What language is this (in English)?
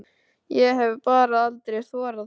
Icelandic